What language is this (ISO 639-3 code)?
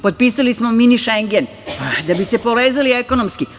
srp